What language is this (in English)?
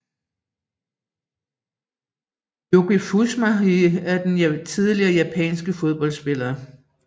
Danish